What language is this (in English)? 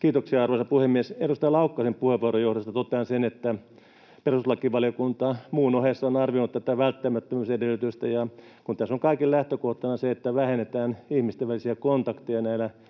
Finnish